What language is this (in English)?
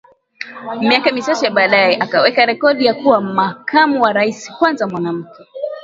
Swahili